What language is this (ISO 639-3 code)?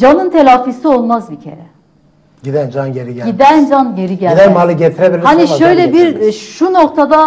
tur